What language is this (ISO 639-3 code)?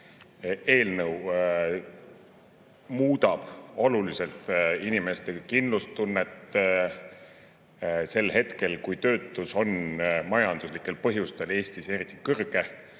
est